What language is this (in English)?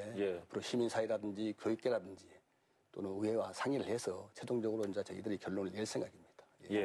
Korean